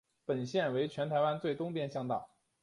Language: Chinese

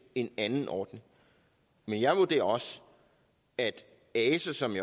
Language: Danish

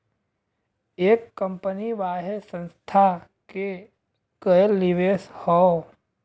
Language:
Bhojpuri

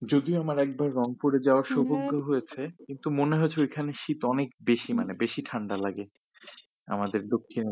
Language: Bangla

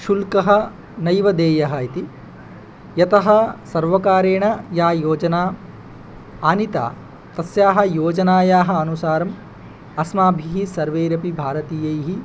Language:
Sanskrit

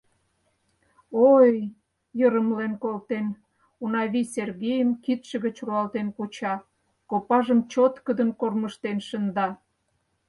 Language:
Mari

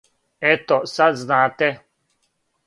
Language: Serbian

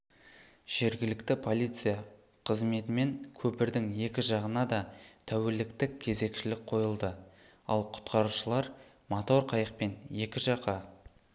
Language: Kazakh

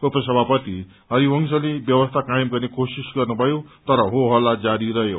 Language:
Nepali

